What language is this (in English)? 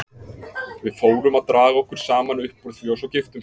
Icelandic